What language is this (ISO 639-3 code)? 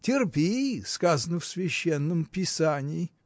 rus